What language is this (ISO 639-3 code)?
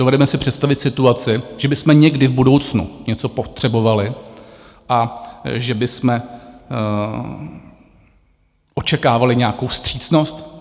ces